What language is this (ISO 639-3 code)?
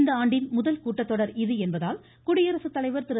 tam